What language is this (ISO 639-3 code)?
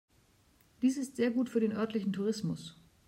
deu